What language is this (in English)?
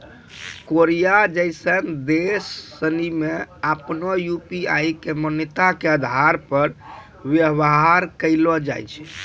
Maithili